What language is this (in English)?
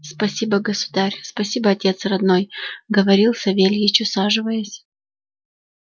Russian